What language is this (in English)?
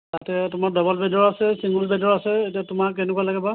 Assamese